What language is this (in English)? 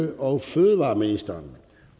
Danish